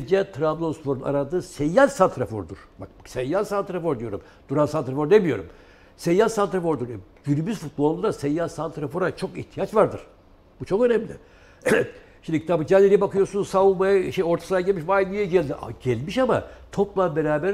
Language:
Turkish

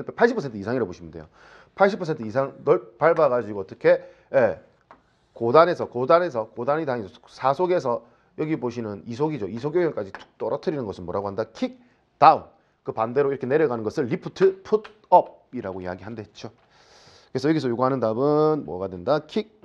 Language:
Korean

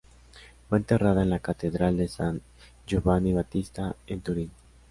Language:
Spanish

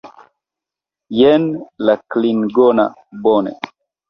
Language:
Esperanto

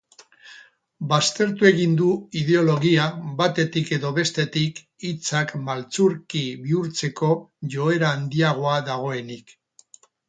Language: Basque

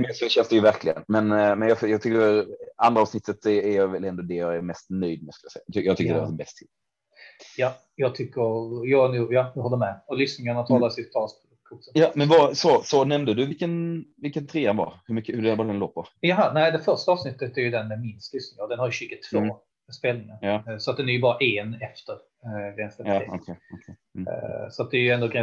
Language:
Swedish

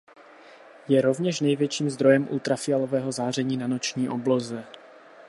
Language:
Czech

